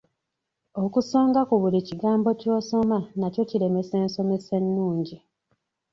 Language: Ganda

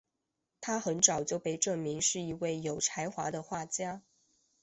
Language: Chinese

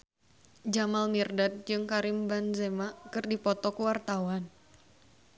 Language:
Sundanese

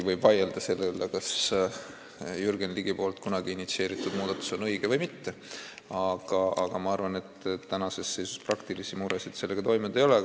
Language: Estonian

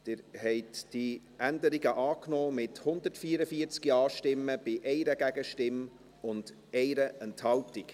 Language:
Swiss German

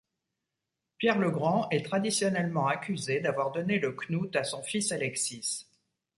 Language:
French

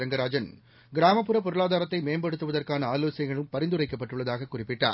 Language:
Tamil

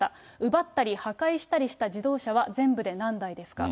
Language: Japanese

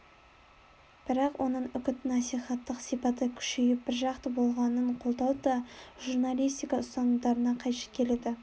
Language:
Kazakh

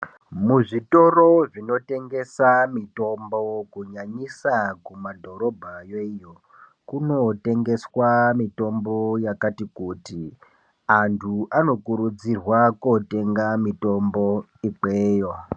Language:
Ndau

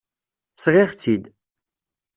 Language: Kabyle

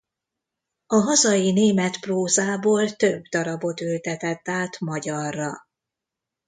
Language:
Hungarian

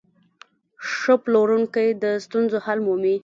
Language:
Pashto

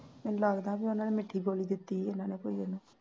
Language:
Punjabi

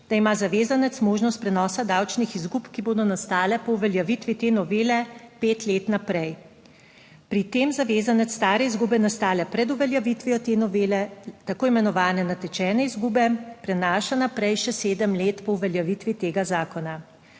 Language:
Slovenian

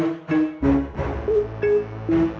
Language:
Indonesian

